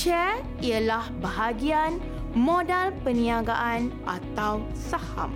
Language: Malay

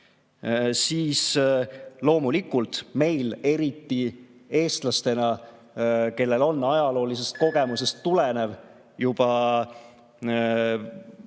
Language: Estonian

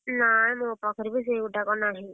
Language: Odia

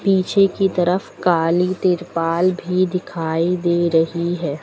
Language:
Hindi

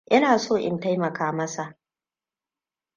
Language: Hausa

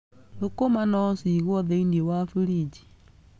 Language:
Kikuyu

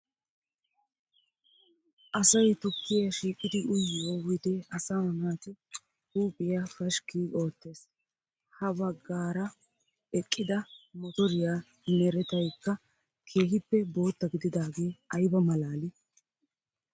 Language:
Wolaytta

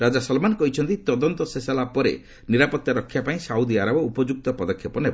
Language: Odia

